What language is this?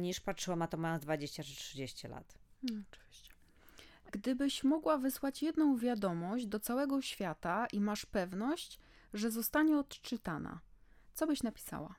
Polish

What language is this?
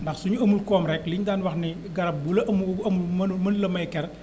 Wolof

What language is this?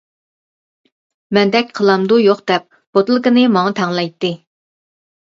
Uyghur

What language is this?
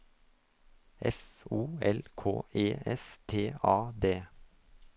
Norwegian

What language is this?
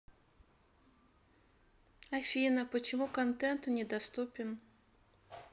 Russian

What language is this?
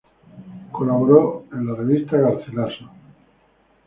Spanish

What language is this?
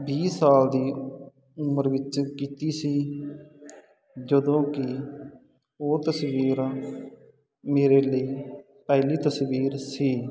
Punjabi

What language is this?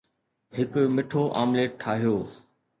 Sindhi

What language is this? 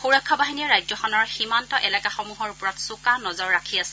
Assamese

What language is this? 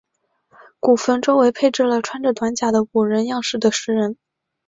Chinese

